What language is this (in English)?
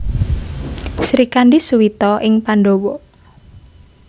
Javanese